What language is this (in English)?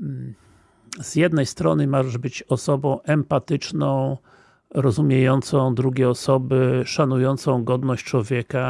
Polish